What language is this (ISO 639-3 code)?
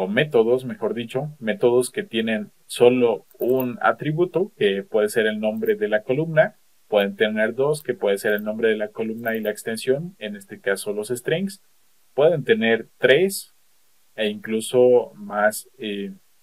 spa